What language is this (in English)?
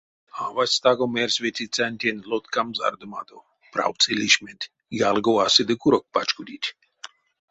Erzya